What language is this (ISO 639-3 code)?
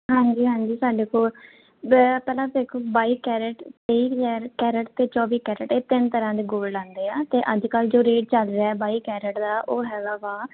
pan